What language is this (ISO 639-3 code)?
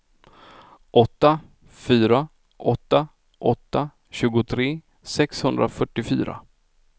swe